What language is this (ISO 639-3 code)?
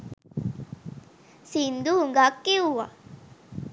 sin